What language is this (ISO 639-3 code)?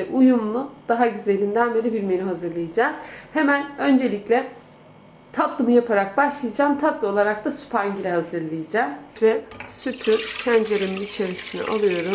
tur